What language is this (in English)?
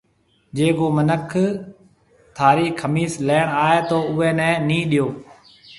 Marwari (Pakistan)